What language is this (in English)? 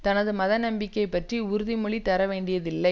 Tamil